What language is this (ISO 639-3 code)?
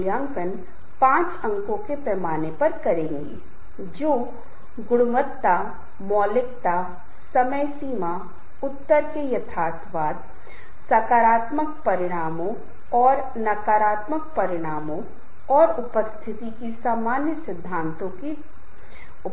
hin